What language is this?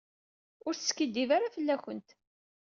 Kabyle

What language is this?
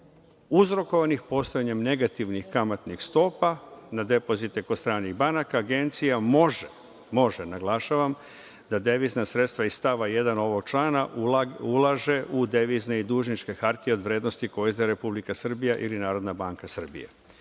Serbian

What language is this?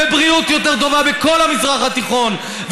Hebrew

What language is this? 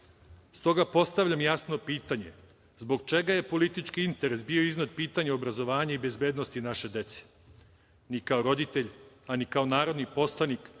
Serbian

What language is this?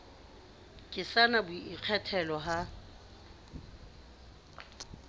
Southern Sotho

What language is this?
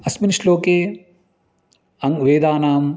Sanskrit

